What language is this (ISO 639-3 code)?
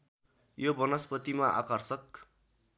nep